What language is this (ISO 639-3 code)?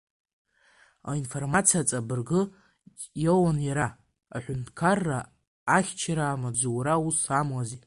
abk